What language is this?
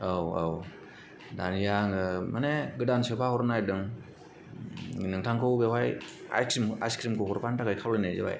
Bodo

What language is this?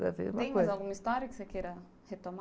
Portuguese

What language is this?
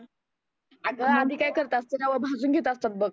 Marathi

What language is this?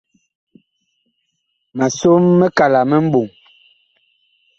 Bakoko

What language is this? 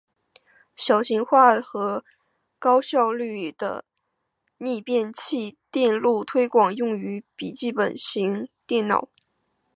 Chinese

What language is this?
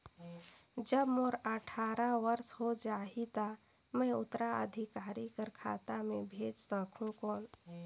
Chhattisgarhi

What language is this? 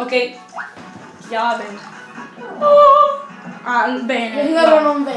Italian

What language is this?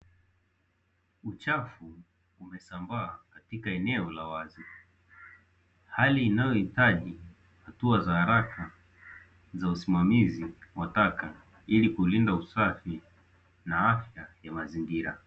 Swahili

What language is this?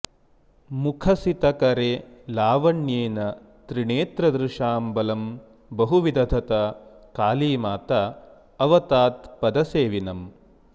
Sanskrit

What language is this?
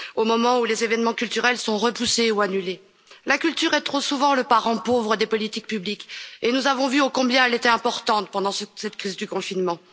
French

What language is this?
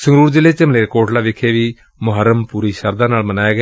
Punjabi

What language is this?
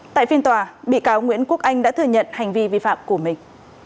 Vietnamese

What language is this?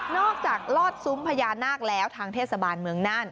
Thai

